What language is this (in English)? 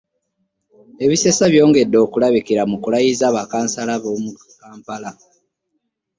Ganda